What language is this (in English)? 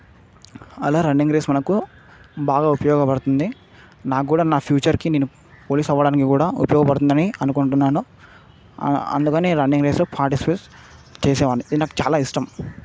Telugu